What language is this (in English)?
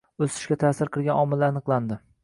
Uzbek